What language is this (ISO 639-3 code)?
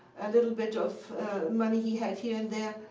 eng